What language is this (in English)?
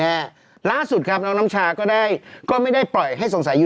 Thai